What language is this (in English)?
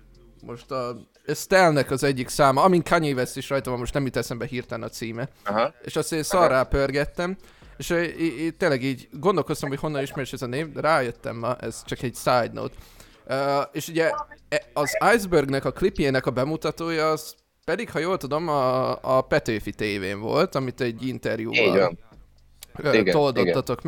Hungarian